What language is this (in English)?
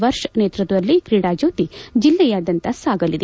Kannada